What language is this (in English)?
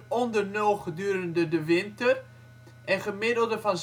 Dutch